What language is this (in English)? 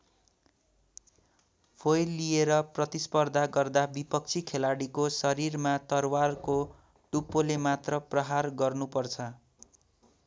Nepali